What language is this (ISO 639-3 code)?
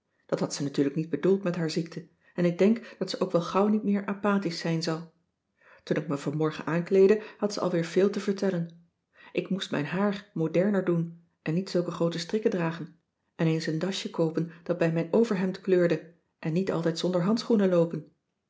nld